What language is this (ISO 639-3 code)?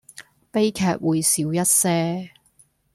yue